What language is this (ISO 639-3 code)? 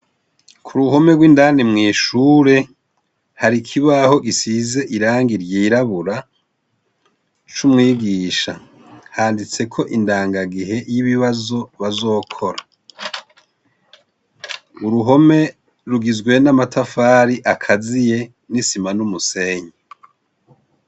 run